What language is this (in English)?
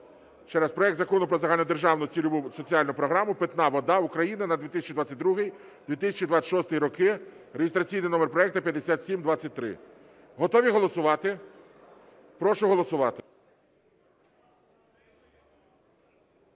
Ukrainian